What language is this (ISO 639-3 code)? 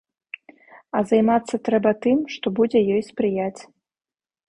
bel